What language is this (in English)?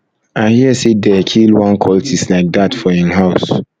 Nigerian Pidgin